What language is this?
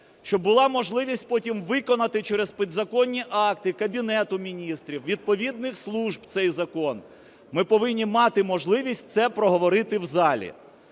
Ukrainian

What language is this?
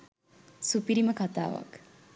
Sinhala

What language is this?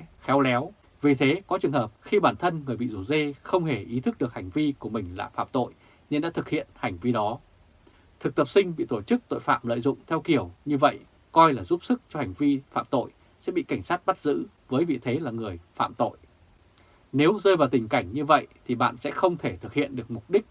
Vietnamese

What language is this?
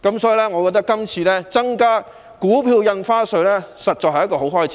Cantonese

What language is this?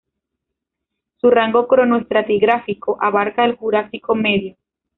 Spanish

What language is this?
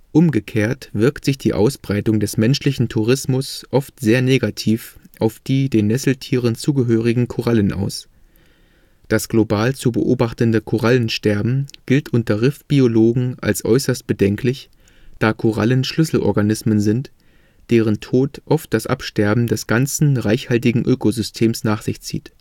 German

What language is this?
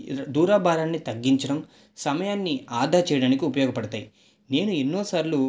Telugu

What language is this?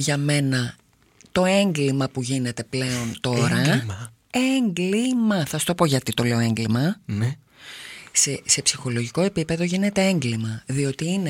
Greek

